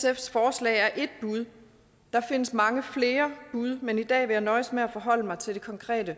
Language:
Danish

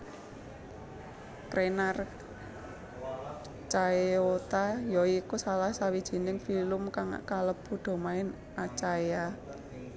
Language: Javanese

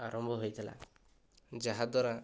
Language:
Odia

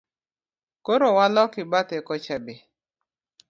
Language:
Luo (Kenya and Tanzania)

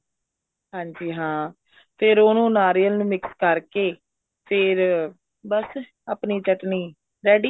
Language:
Punjabi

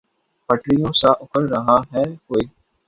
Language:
Urdu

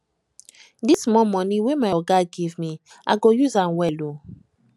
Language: Nigerian Pidgin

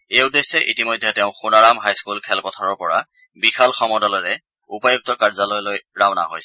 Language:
Assamese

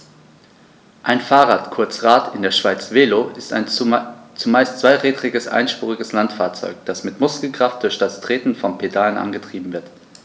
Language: German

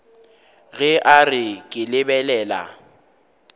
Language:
Northern Sotho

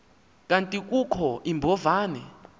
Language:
Xhosa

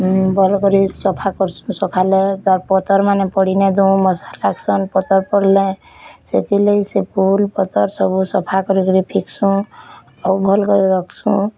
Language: Odia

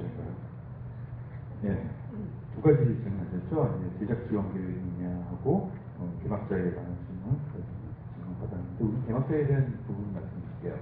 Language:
Korean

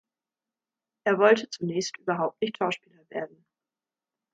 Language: German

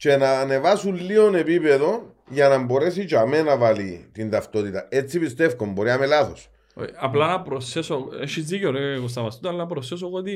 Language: Greek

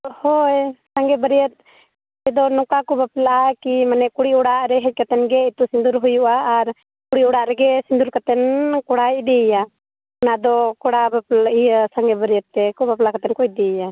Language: Santali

